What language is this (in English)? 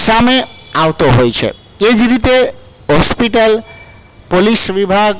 Gujarati